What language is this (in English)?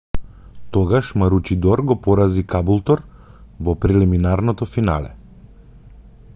Macedonian